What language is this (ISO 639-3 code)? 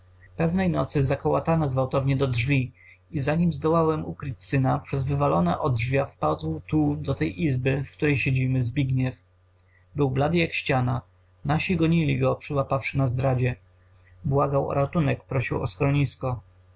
pol